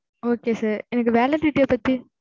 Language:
Tamil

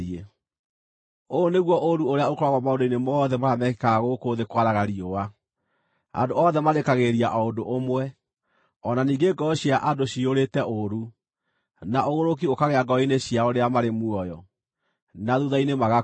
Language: Kikuyu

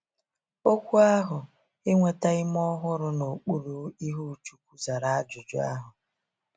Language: Igbo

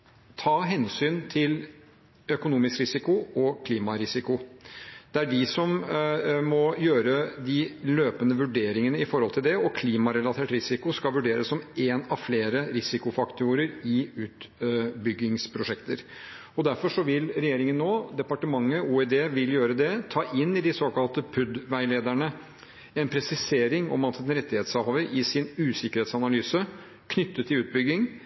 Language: Norwegian Bokmål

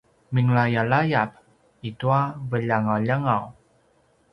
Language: Paiwan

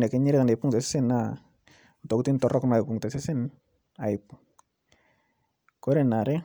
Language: Masai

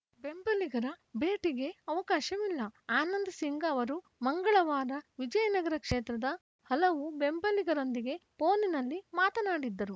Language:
Kannada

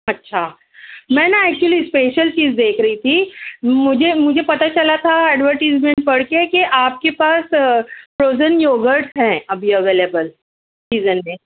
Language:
Urdu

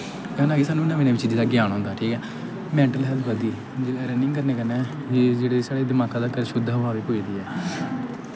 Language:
Dogri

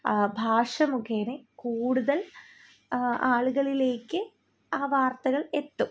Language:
Malayalam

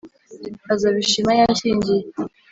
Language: Kinyarwanda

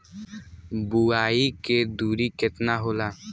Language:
Bhojpuri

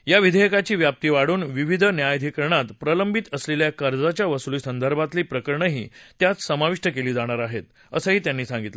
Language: Marathi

